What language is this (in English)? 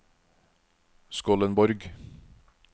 Norwegian